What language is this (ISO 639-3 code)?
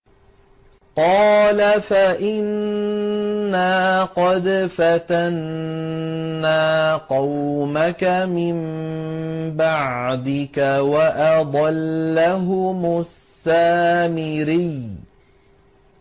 ara